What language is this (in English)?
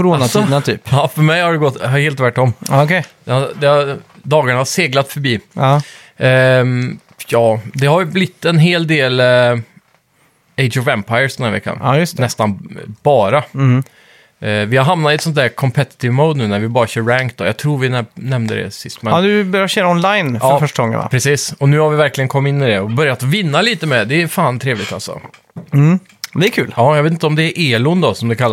Swedish